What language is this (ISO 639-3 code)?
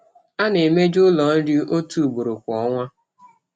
ibo